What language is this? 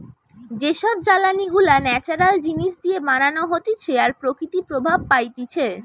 Bangla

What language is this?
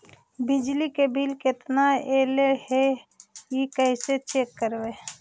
Magahi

